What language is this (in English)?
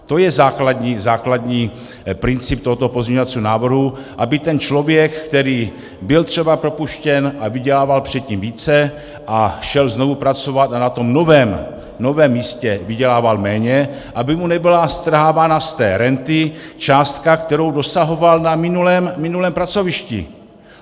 Czech